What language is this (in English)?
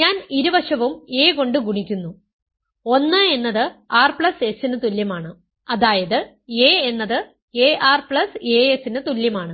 Malayalam